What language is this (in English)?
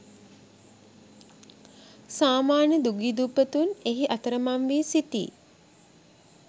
Sinhala